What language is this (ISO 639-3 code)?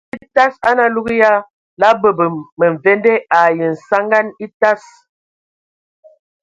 ewo